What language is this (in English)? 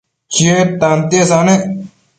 Matsés